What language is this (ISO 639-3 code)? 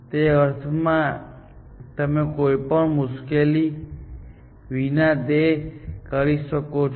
guj